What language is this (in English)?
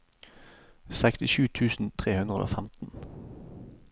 Norwegian